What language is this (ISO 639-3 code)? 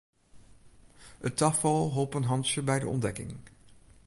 fry